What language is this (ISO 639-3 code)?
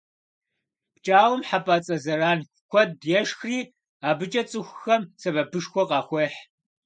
kbd